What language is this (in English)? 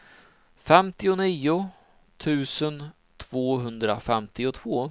Swedish